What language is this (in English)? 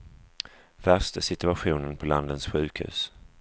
Swedish